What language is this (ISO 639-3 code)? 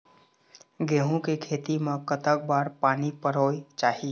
hne